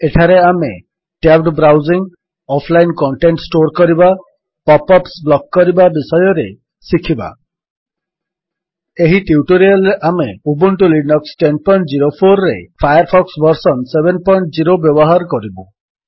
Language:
Odia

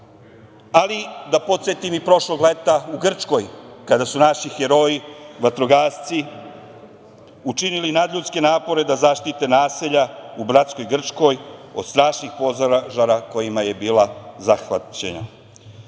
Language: Serbian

